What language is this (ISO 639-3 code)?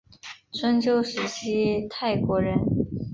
zho